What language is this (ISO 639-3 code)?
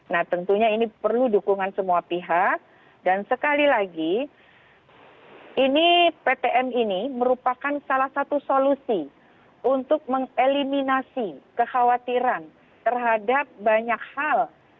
ind